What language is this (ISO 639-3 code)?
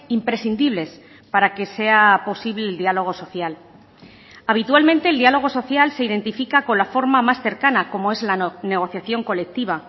spa